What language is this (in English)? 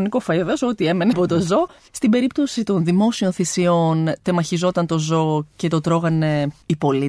Greek